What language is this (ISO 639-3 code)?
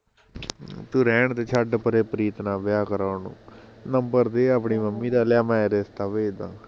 pan